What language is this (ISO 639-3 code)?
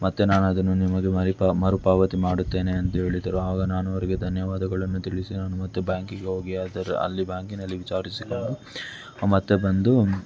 kan